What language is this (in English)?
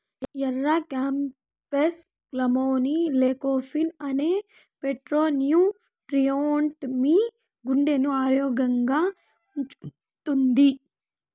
Telugu